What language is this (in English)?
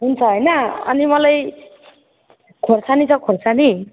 Nepali